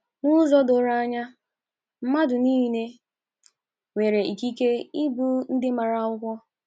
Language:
Igbo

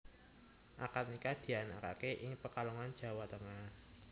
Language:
Javanese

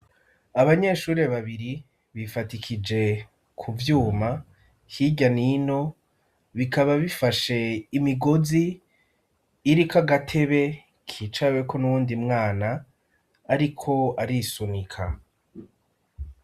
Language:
Rundi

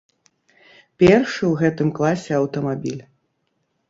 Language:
Belarusian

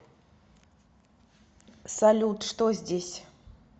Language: Russian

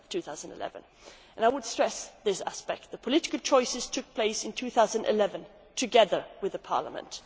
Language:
English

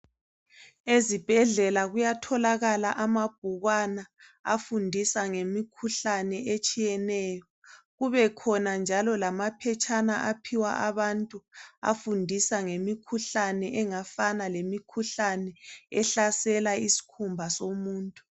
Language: North Ndebele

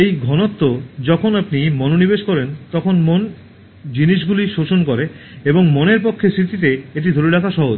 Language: Bangla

